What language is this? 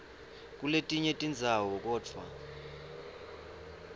Swati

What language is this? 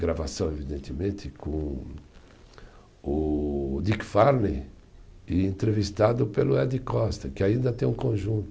Portuguese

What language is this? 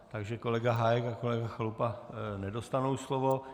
Czech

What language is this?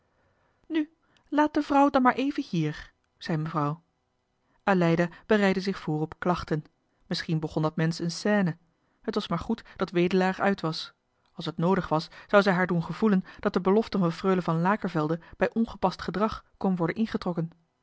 Dutch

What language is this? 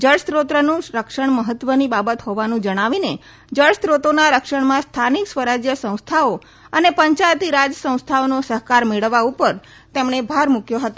Gujarati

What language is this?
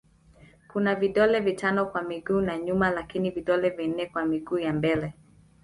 Swahili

